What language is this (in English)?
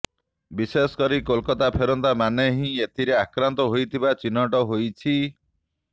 Odia